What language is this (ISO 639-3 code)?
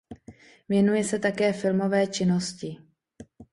ces